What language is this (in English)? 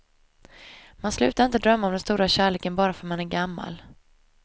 Swedish